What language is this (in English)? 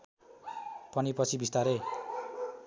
Nepali